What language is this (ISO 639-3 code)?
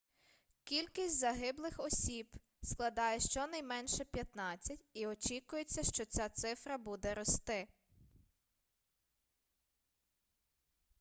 ukr